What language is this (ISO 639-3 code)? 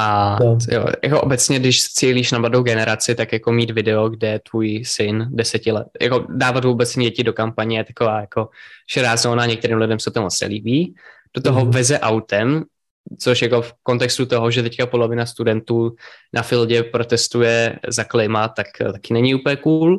ces